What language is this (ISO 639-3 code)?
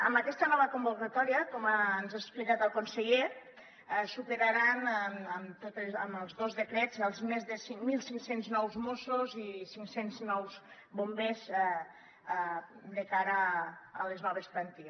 cat